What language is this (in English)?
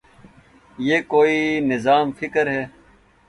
Urdu